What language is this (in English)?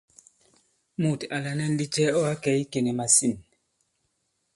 Bankon